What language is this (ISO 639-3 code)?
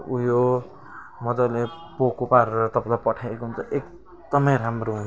nep